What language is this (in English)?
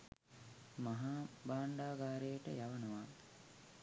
Sinhala